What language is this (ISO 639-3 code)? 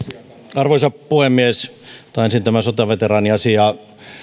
fin